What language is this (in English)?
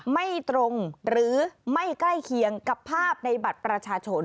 Thai